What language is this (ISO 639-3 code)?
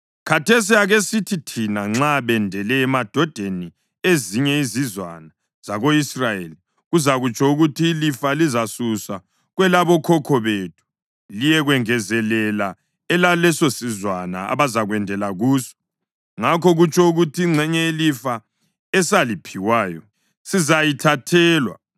nde